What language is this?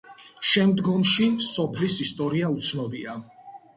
Georgian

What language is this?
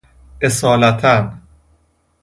Persian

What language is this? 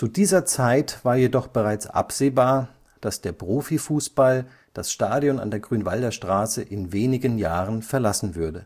German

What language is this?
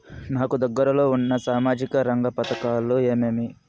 Telugu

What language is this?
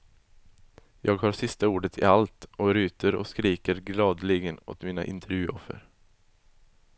Swedish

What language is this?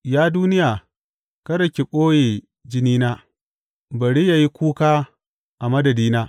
Hausa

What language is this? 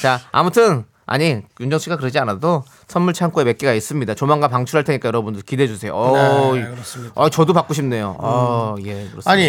Korean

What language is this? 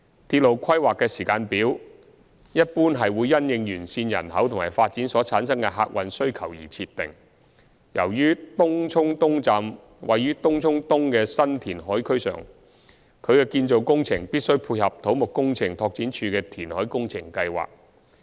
Cantonese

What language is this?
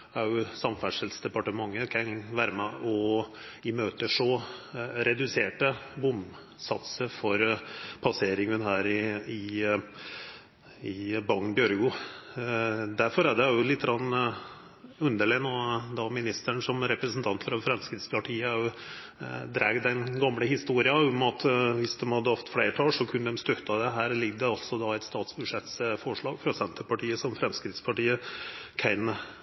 Norwegian Nynorsk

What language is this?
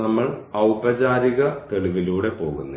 Malayalam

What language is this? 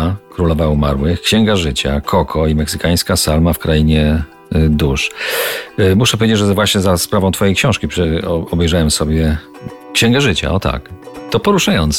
Polish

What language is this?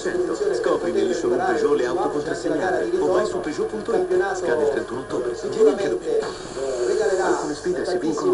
Italian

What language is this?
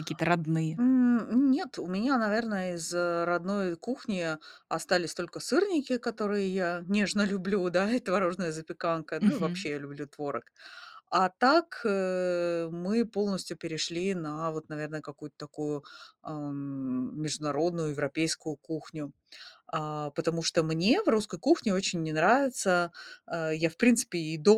Russian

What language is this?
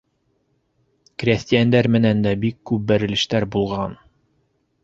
Bashkir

